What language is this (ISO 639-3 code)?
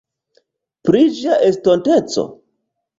epo